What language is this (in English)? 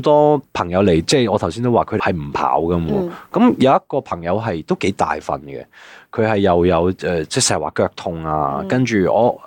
Chinese